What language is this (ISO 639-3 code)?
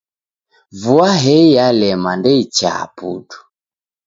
dav